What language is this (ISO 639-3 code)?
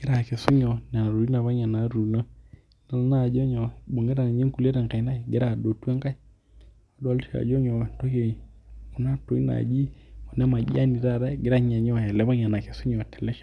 mas